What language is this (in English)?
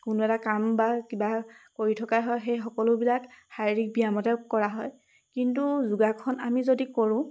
Assamese